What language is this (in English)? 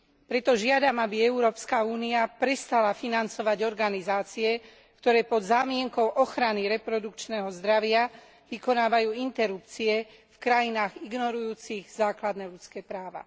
Slovak